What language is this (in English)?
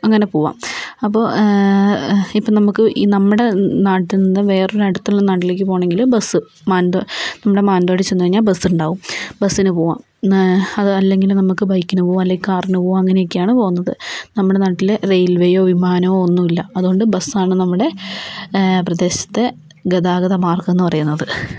Malayalam